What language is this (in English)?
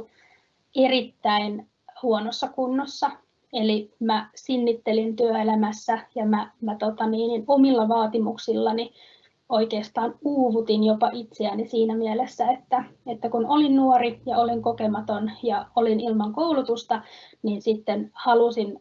Finnish